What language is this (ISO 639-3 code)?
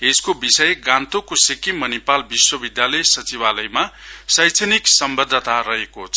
nep